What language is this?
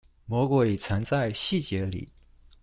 Chinese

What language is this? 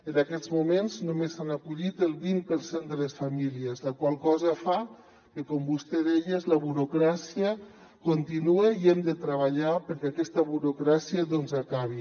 Catalan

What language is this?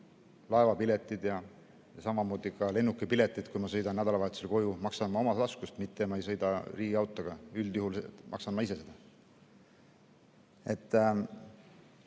Estonian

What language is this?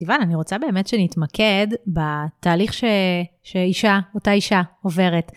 Hebrew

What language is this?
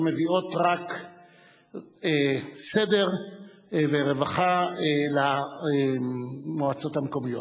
Hebrew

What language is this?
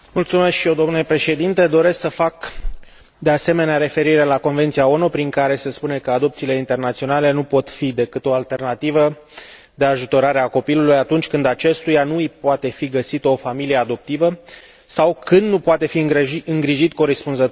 Romanian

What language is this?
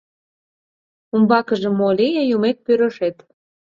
Mari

